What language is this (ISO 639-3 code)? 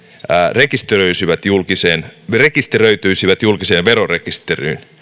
fin